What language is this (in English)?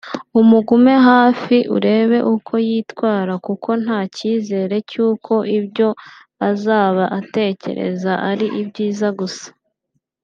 Kinyarwanda